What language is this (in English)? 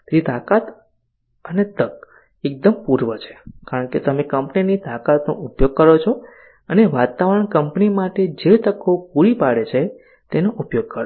Gujarati